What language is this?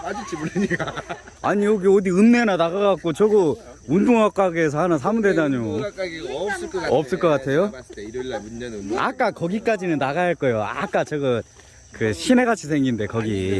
Korean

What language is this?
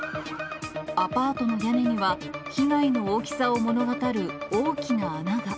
Japanese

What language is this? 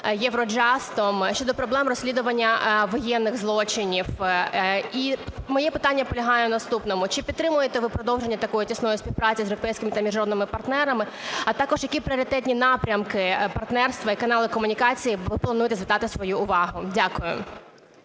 Ukrainian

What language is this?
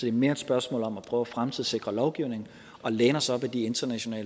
Danish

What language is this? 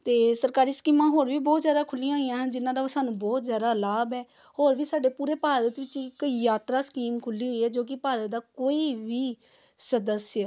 Punjabi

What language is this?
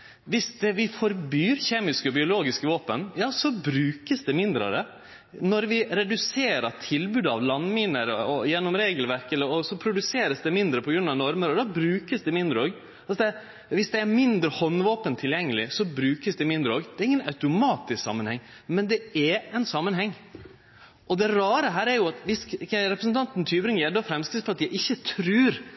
Norwegian Nynorsk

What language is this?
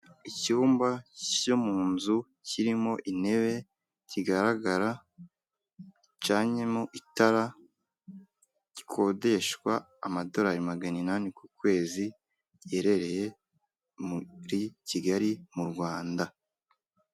Kinyarwanda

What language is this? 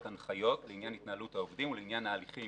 Hebrew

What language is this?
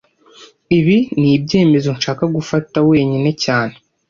Kinyarwanda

